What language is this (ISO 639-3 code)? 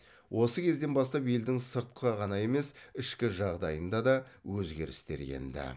kaz